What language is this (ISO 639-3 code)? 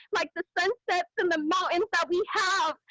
eng